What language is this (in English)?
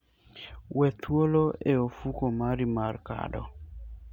Luo (Kenya and Tanzania)